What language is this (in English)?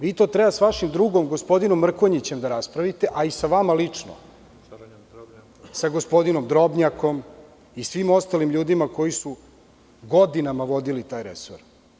Serbian